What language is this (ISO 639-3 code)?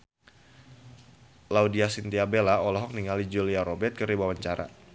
sun